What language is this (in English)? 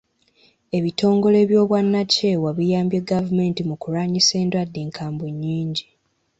Ganda